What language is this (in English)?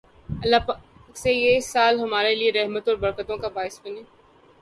Urdu